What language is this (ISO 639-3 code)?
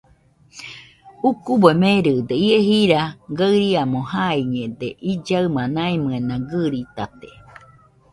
hux